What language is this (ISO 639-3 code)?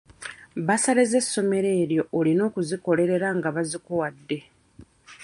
lug